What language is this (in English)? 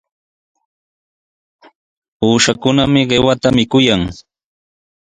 Sihuas Ancash Quechua